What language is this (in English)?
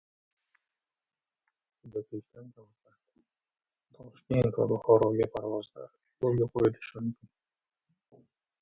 Uzbek